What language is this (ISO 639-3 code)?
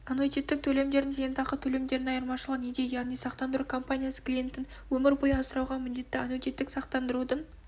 kaz